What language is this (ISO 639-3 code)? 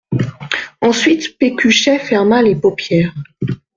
fra